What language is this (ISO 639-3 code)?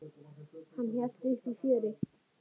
isl